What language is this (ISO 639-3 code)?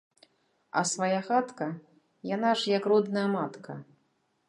bel